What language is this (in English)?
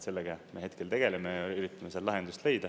Estonian